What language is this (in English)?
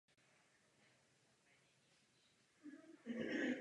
Czech